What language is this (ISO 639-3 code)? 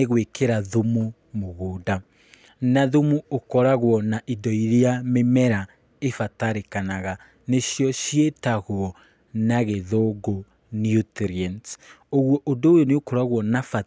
kik